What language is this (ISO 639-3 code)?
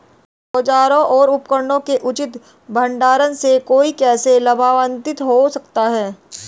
hin